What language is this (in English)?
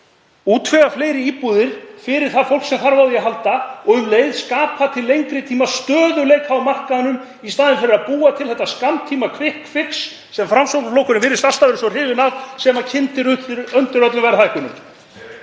Icelandic